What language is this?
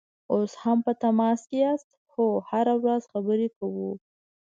Pashto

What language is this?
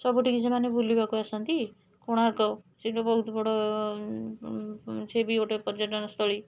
Odia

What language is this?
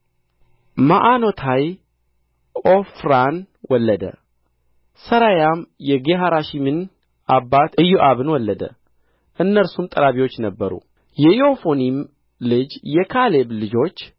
Amharic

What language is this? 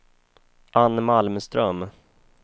Swedish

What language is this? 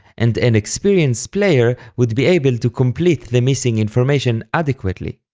English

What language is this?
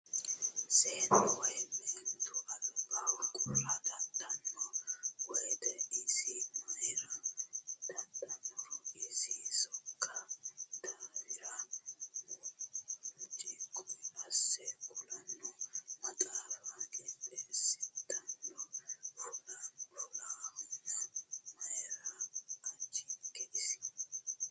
Sidamo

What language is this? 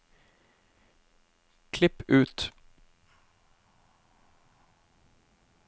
Norwegian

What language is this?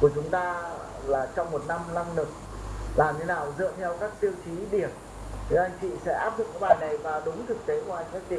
Vietnamese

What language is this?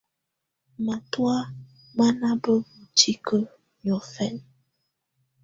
Tunen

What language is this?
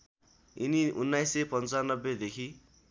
Nepali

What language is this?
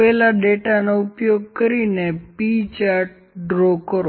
Gujarati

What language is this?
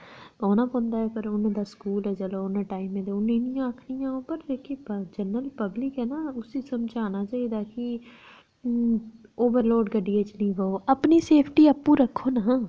Dogri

